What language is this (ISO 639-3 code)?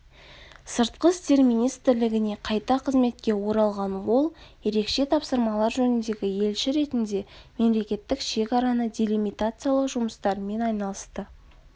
kaz